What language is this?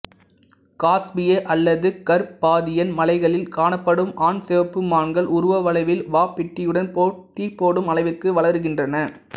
Tamil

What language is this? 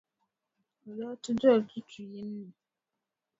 Dagbani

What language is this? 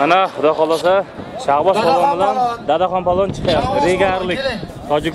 Turkish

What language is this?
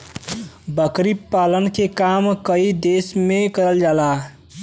Bhojpuri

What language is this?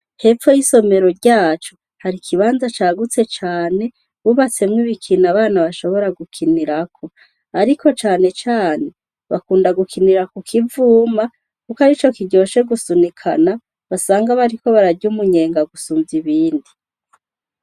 Rundi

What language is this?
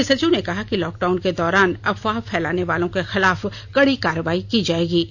Hindi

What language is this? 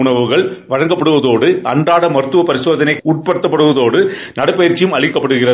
Tamil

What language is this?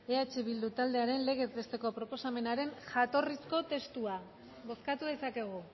Basque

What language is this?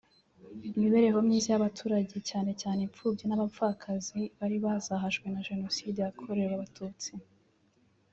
Kinyarwanda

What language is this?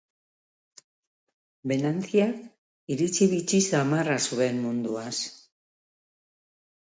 Basque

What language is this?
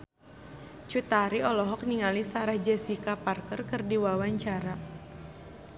Sundanese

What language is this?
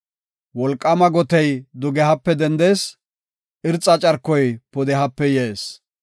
Gofa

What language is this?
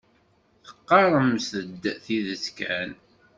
Kabyle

